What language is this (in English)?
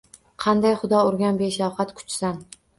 Uzbek